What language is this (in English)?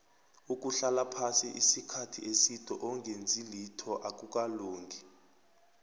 South Ndebele